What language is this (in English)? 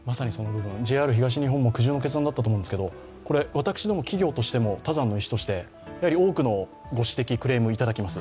Japanese